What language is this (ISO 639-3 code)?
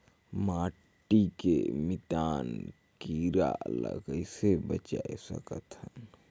hne